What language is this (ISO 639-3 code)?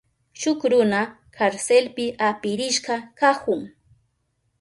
qup